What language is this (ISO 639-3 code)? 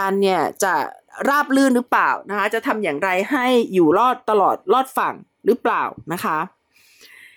tha